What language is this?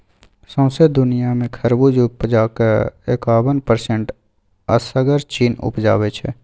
Maithili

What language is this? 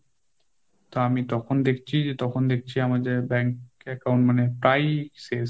Bangla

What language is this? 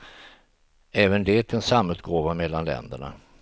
Swedish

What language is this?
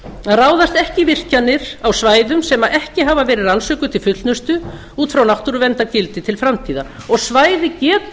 Icelandic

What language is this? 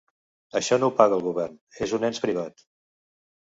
Catalan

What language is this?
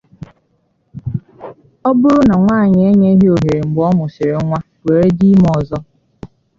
Igbo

